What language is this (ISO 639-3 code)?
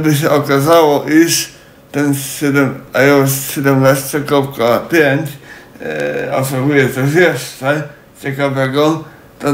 pol